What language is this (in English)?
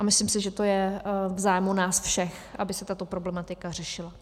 Czech